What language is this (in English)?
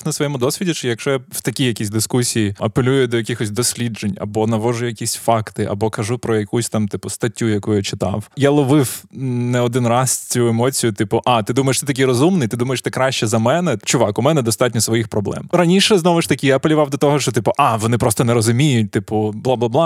Ukrainian